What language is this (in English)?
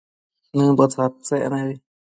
Matsés